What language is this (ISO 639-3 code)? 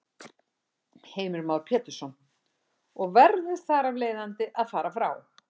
isl